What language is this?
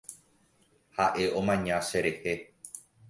Guarani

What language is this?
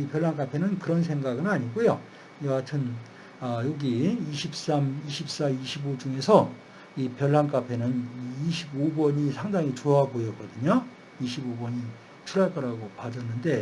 Korean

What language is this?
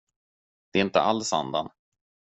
Swedish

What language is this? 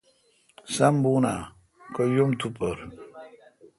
Kalkoti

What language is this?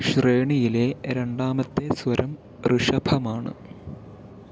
Malayalam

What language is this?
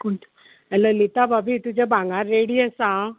Konkani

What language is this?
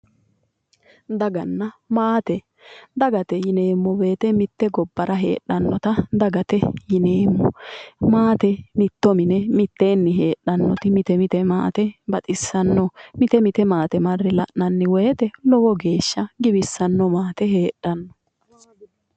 Sidamo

